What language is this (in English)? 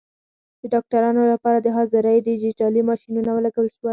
Pashto